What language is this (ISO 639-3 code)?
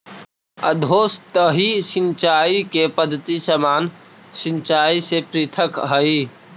mag